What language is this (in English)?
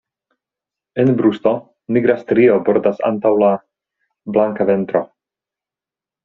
Esperanto